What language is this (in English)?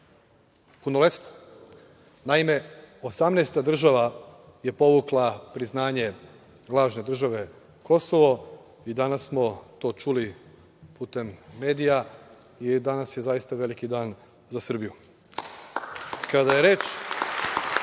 Serbian